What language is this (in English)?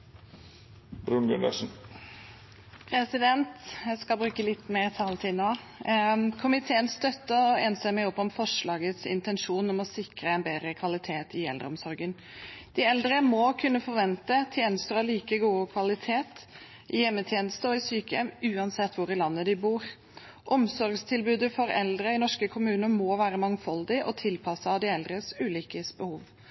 Norwegian